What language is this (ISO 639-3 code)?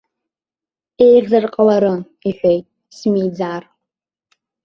abk